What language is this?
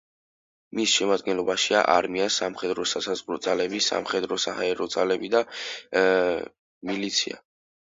Georgian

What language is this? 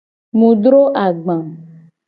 Gen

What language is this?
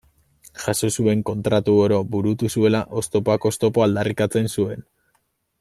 Basque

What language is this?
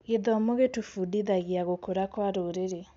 Kikuyu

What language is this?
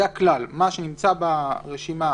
Hebrew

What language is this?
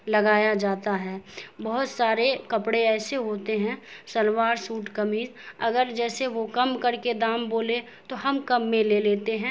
Urdu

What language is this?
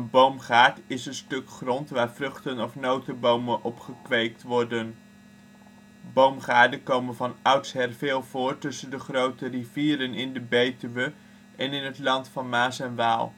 Dutch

